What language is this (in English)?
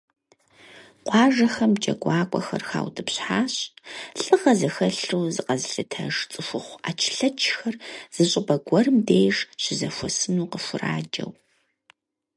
Kabardian